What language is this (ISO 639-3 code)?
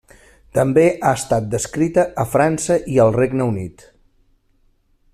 cat